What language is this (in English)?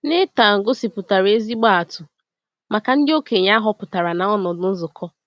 Igbo